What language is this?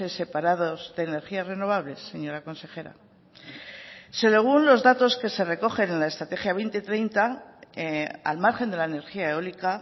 Spanish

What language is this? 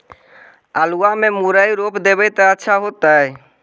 Magahi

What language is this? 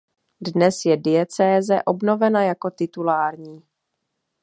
Czech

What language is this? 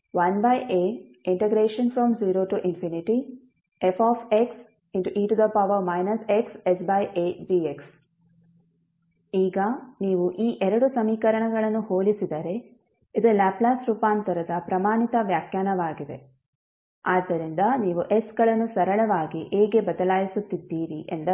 Kannada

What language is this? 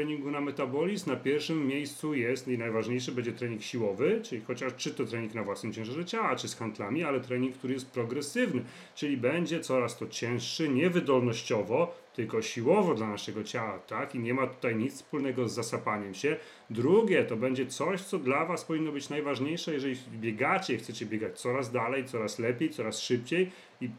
Polish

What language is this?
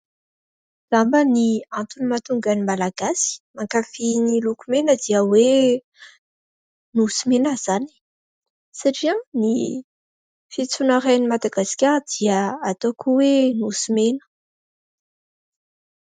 Malagasy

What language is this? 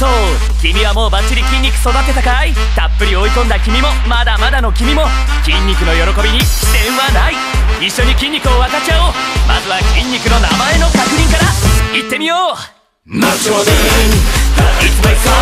Japanese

